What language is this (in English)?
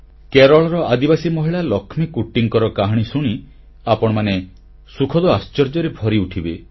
Odia